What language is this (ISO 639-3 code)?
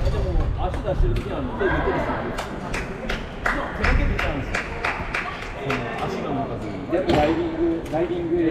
jpn